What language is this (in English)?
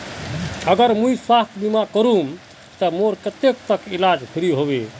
Magahi